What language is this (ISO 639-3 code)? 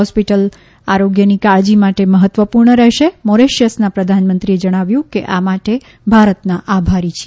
guj